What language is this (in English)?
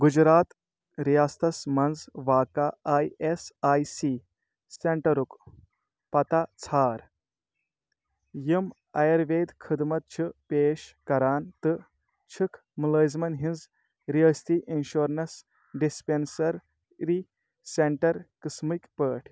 Kashmiri